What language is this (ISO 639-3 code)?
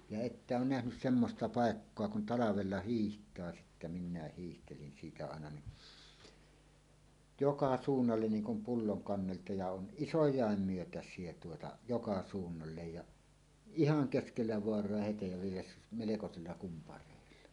fin